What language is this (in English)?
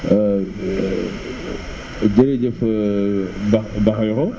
Wolof